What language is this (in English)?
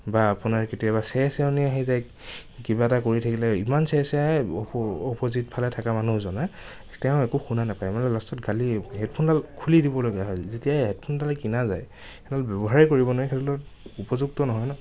Assamese